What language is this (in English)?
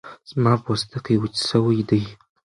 Pashto